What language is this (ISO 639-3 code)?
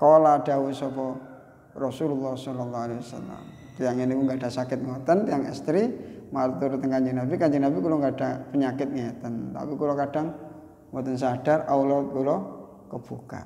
ind